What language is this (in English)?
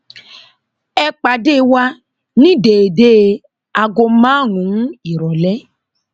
Yoruba